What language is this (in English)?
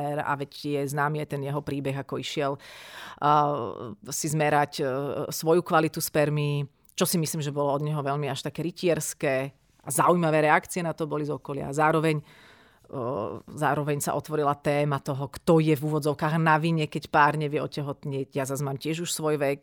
Slovak